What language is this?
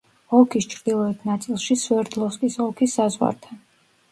Georgian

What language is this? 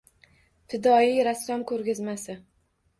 Uzbek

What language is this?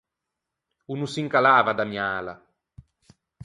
Ligurian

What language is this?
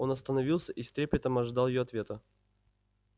Russian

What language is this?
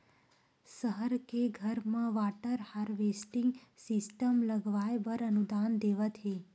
Chhattisgarhi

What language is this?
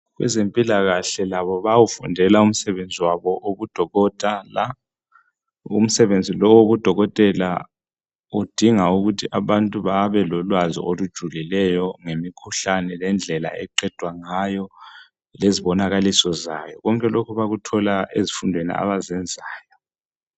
North Ndebele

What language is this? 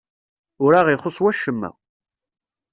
Kabyle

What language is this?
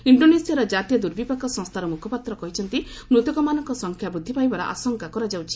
Odia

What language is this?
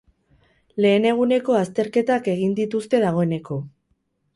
Basque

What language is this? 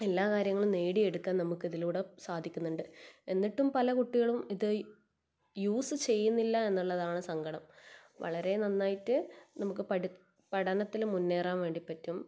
Malayalam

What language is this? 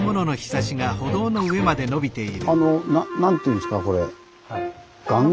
Japanese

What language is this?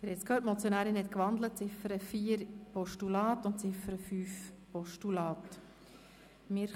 Swiss German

